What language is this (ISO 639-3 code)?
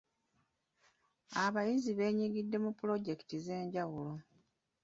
lug